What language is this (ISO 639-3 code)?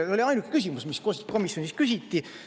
est